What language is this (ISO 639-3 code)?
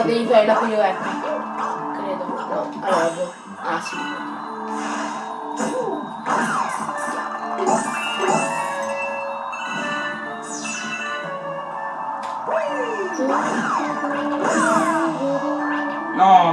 ita